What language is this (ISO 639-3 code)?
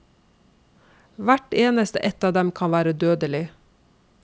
nor